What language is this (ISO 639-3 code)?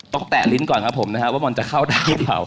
tha